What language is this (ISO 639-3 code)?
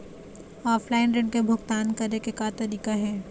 hne